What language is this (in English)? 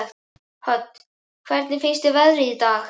Icelandic